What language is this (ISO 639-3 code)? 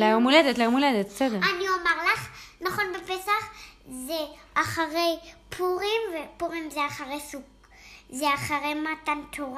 heb